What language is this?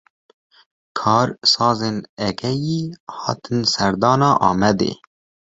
Kurdish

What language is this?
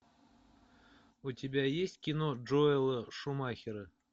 Russian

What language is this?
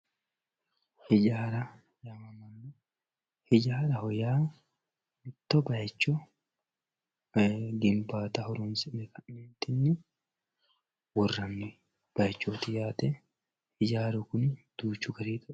Sidamo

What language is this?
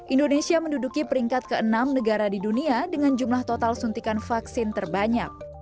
Indonesian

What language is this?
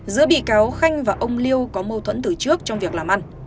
Vietnamese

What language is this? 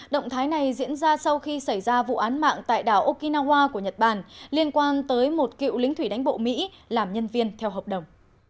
Vietnamese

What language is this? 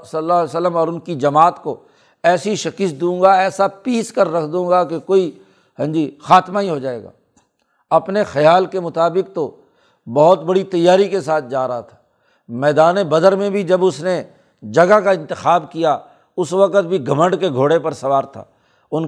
Urdu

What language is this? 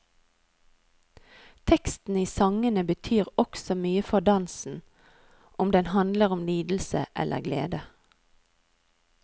Norwegian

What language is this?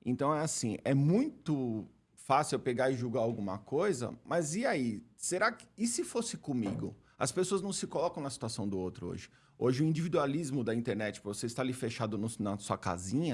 Portuguese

